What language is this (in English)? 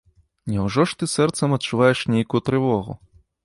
Belarusian